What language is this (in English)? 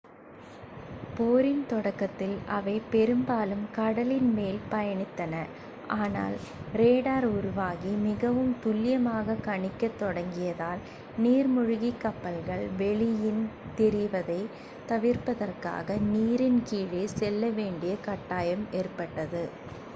Tamil